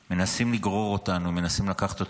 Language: Hebrew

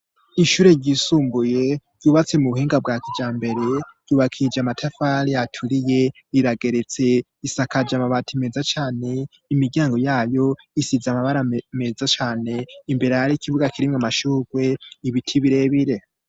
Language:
Rundi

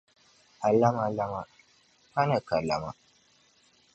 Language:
Dagbani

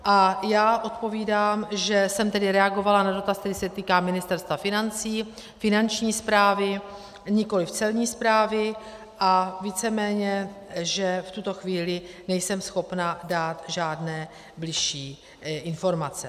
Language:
Czech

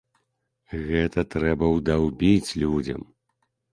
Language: Belarusian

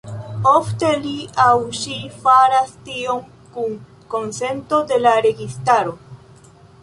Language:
Esperanto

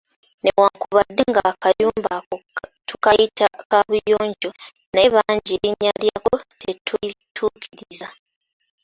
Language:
Ganda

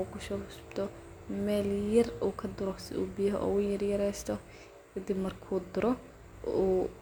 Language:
Somali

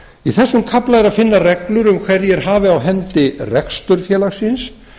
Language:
Icelandic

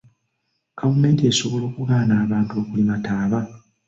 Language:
Ganda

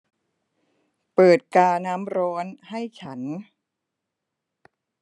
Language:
Thai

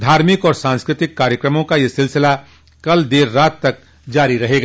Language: Hindi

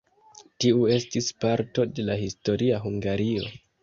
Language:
Esperanto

